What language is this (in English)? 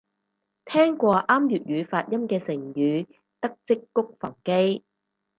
Cantonese